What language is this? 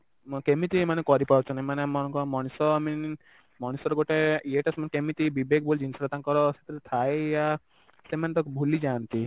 Odia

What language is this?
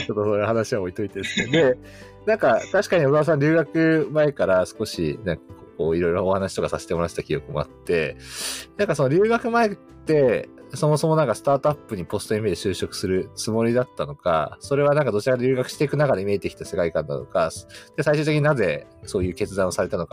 Japanese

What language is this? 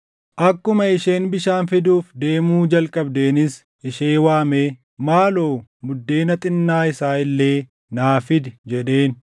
Oromo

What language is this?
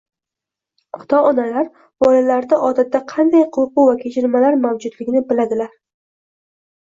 Uzbek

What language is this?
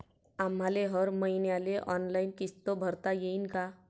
Marathi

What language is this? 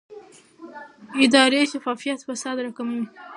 Pashto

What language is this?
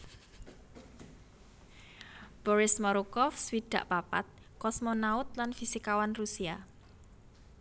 Javanese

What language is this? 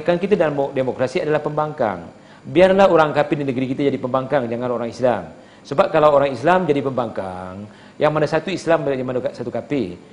Malay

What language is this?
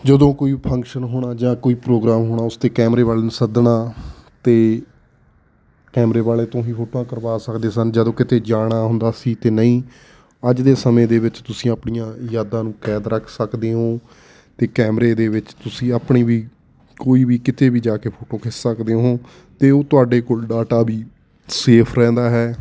Punjabi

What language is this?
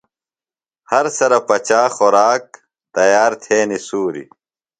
Phalura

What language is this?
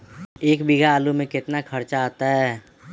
Magahi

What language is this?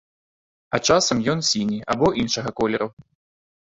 Belarusian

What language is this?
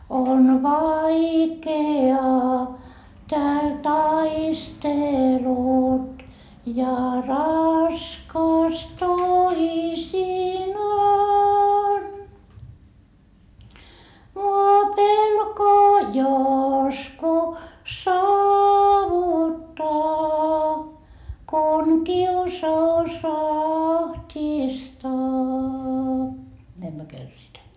Finnish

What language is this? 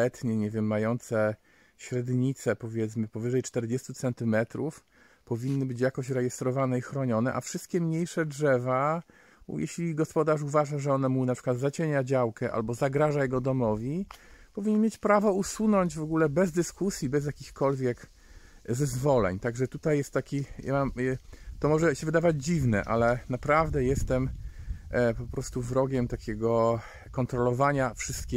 Polish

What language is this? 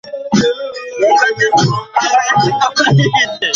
Bangla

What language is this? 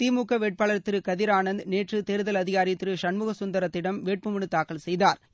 Tamil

